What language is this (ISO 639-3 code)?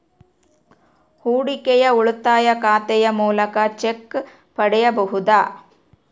kan